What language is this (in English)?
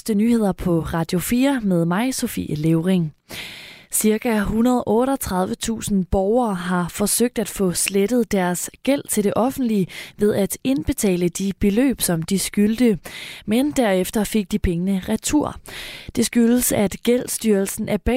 Danish